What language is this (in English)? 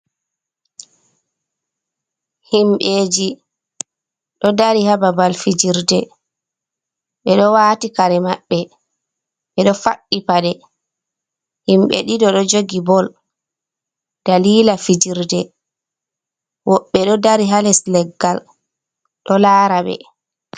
Fula